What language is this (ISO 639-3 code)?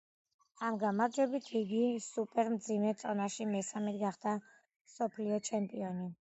kat